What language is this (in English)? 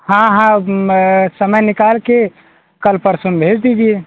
Hindi